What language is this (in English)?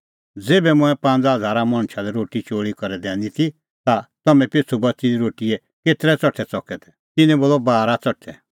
Kullu Pahari